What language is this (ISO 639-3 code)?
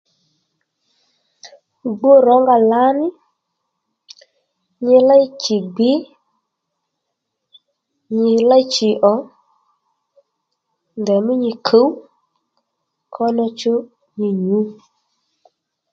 led